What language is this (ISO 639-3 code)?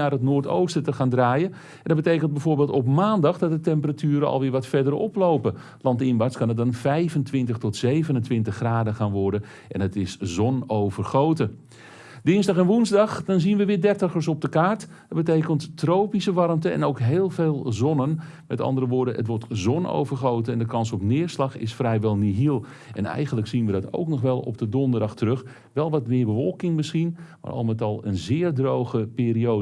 nld